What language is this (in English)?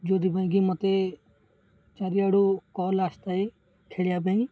Odia